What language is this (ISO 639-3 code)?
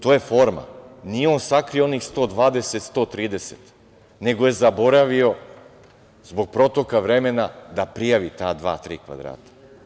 srp